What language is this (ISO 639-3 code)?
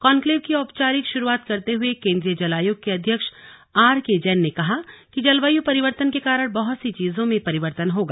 hin